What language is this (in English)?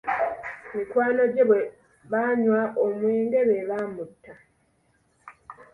Ganda